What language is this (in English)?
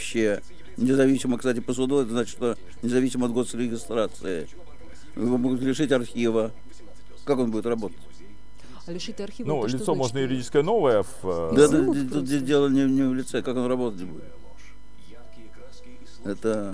Russian